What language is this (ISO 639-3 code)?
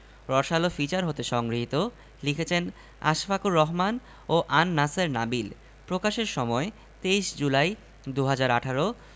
ben